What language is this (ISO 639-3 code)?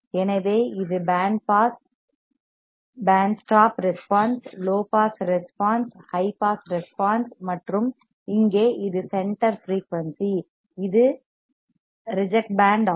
tam